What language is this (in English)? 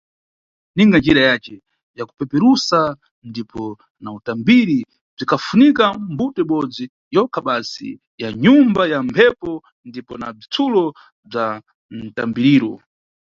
Nyungwe